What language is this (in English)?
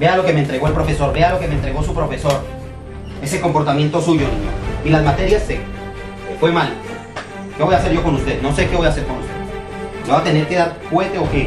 Spanish